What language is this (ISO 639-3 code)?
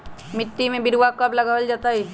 mag